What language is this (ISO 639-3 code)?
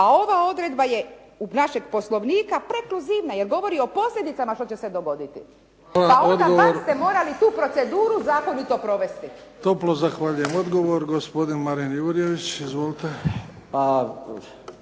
hrv